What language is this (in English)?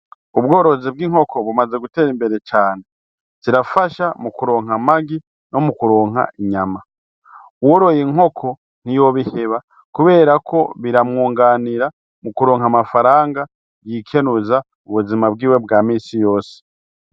Rundi